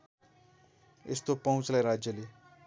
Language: Nepali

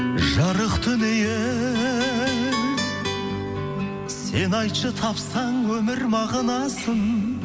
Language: Kazakh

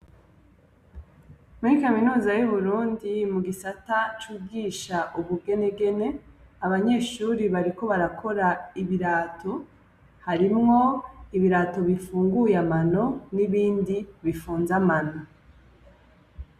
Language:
Rundi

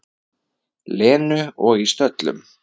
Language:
Icelandic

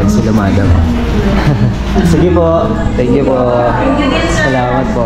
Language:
Filipino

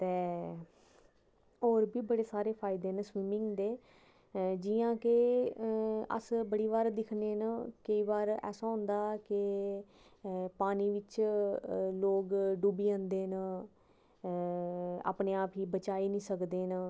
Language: Dogri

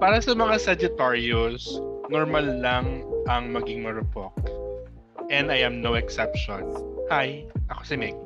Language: Filipino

